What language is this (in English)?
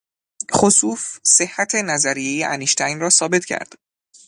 Persian